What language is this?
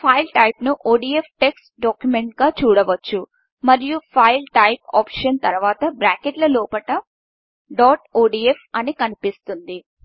Telugu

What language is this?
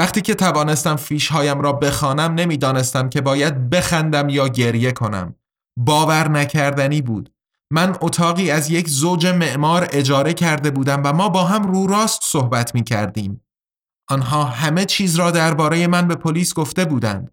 Persian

